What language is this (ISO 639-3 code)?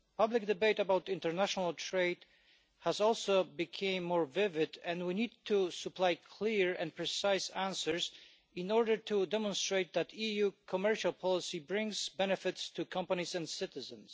eng